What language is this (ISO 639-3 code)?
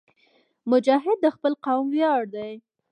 pus